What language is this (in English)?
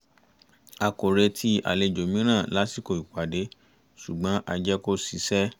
Yoruba